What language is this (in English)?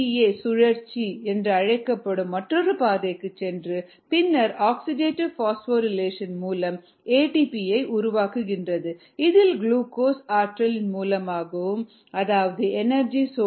Tamil